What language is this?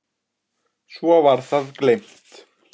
Icelandic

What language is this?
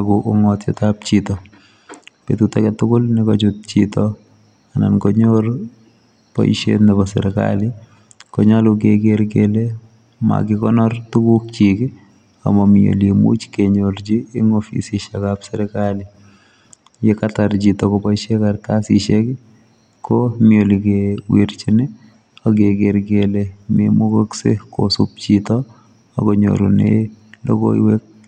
Kalenjin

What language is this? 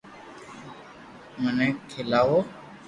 Loarki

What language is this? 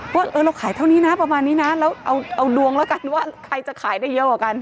Thai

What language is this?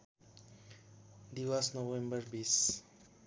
Nepali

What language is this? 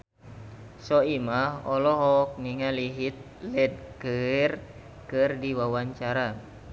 Sundanese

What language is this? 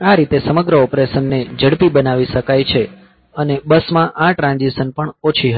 Gujarati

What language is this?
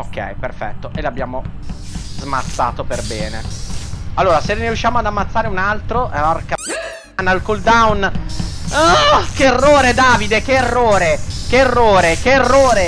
Italian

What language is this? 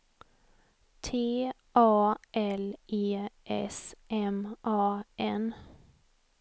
Swedish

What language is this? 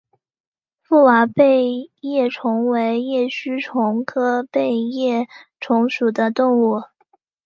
Chinese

